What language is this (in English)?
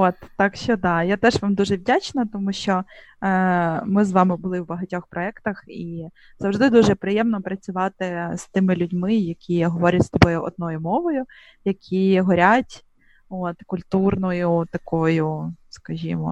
Ukrainian